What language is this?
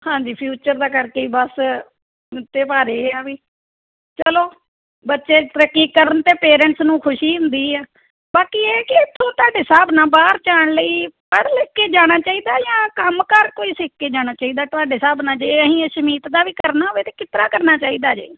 Punjabi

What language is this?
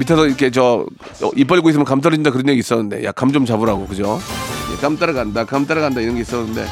Korean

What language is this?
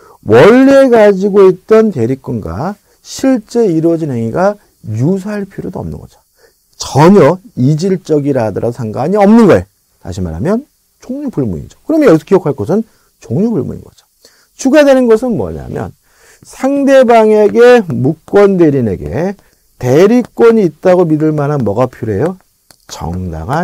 Korean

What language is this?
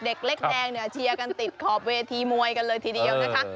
Thai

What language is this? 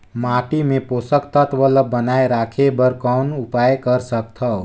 Chhattisgarhi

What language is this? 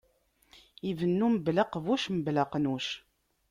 Kabyle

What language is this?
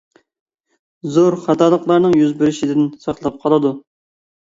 Uyghur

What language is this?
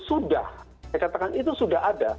Indonesian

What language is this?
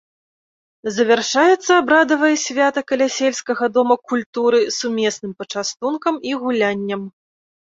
Belarusian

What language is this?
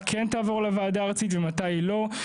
Hebrew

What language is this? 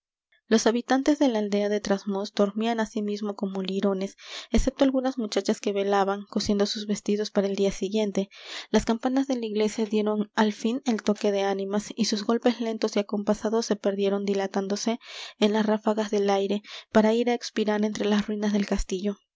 Spanish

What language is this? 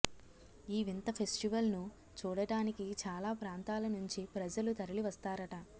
Telugu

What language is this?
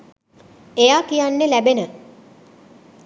Sinhala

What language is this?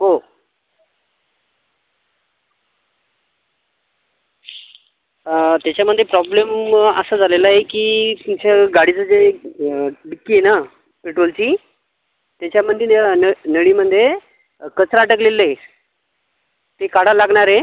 Marathi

